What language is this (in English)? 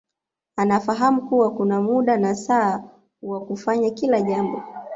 Swahili